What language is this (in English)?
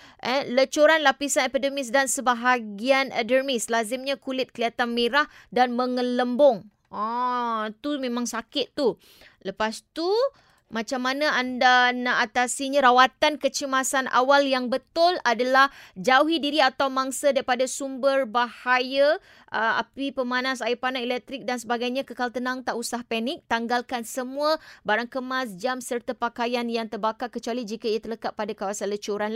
Malay